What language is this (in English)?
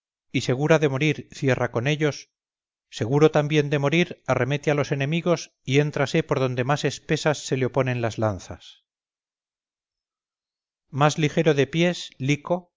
Spanish